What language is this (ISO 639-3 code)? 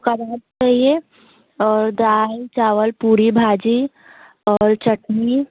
hin